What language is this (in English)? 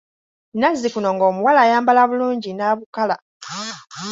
Ganda